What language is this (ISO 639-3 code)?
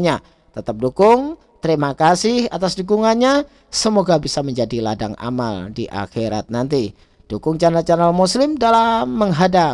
ind